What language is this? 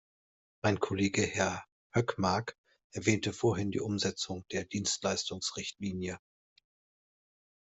German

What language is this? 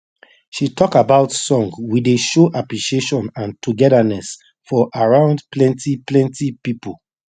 Nigerian Pidgin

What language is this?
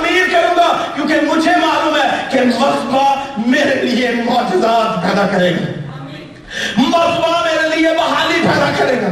Urdu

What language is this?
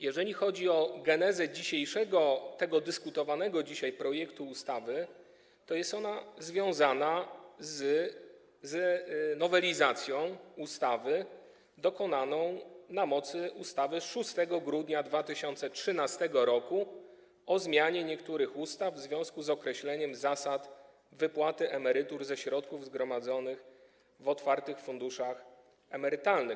Polish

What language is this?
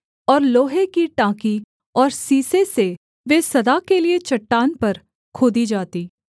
Hindi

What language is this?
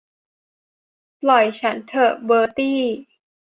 Thai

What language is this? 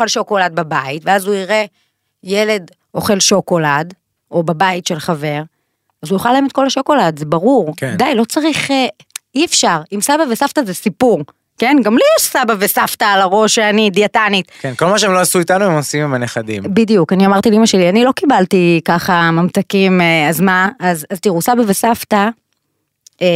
Hebrew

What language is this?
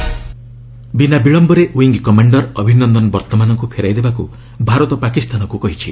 Odia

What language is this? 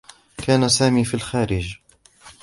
Arabic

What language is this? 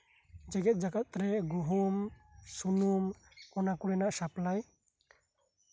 Santali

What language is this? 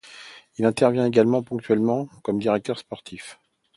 French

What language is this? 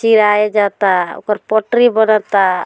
Bhojpuri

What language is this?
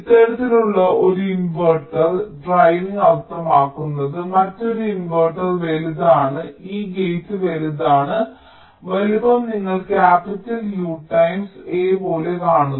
Malayalam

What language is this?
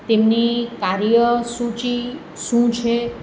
Gujarati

